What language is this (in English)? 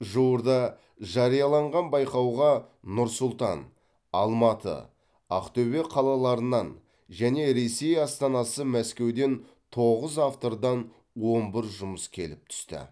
Kazakh